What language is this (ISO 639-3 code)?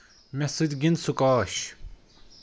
kas